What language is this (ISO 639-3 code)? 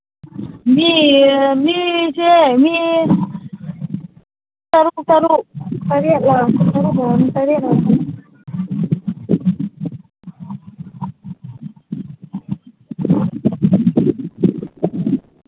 mni